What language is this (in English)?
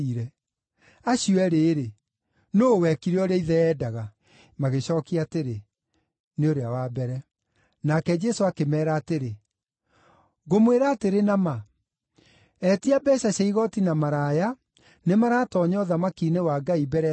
Kikuyu